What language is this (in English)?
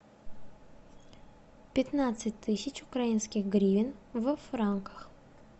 Russian